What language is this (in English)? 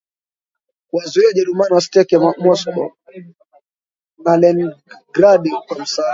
Swahili